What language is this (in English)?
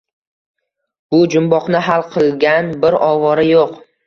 Uzbek